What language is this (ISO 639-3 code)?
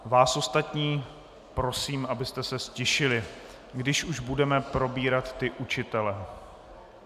ces